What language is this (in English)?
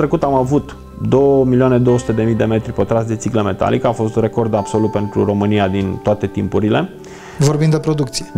Romanian